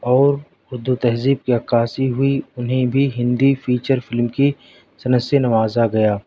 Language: Urdu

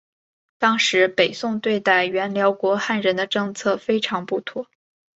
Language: Chinese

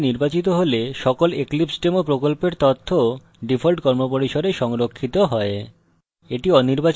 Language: Bangla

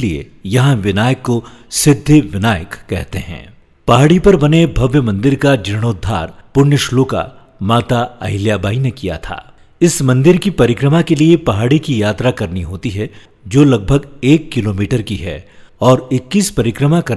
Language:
Hindi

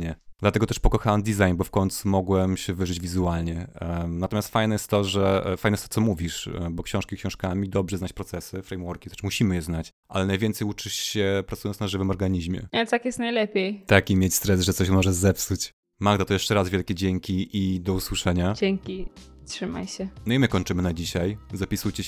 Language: Polish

